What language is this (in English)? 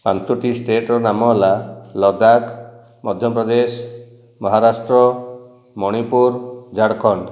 Odia